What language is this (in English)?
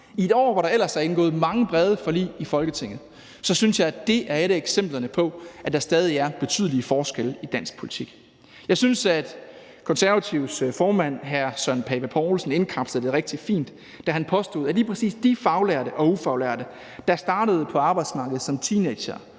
Danish